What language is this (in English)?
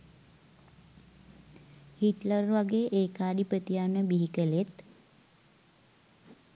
Sinhala